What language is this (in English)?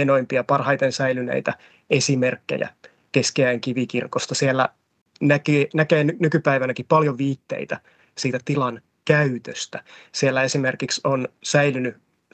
Finnish